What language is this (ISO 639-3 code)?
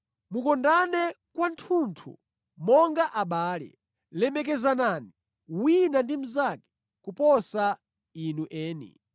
nya